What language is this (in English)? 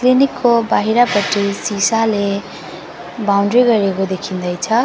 Nepali